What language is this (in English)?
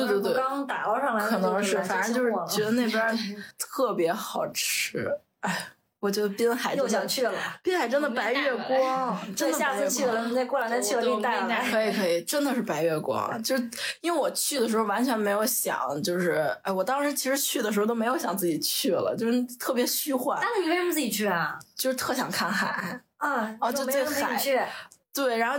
Chinese